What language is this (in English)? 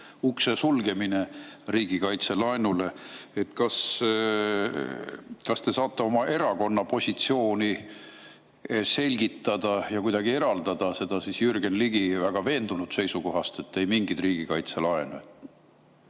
Estonian